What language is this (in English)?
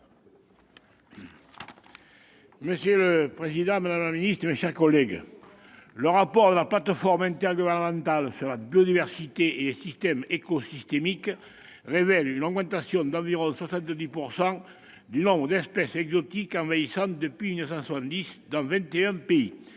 French